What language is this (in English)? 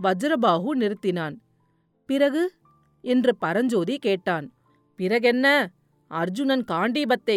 Tamil